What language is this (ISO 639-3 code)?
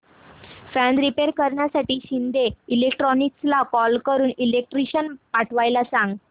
mar